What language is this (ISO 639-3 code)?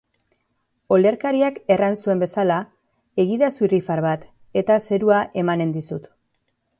eus